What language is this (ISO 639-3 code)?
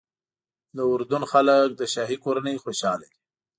pus